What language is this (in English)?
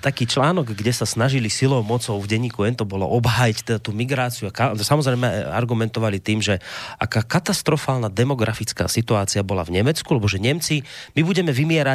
Slovak